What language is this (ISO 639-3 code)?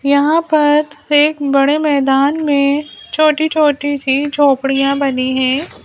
hin